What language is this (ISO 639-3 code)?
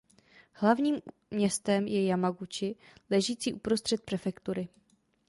ces